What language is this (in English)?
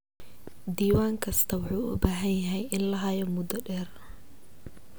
Somali